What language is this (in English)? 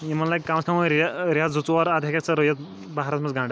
Kashmiri